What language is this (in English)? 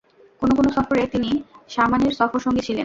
Bangla